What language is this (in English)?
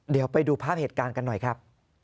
Thai